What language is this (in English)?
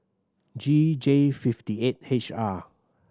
English